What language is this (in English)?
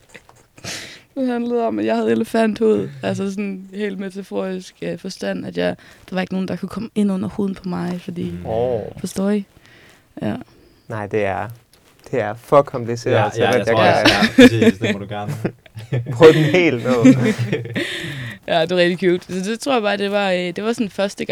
Danish